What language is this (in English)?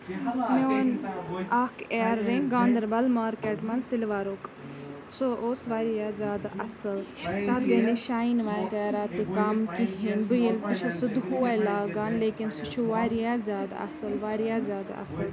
Kashmiri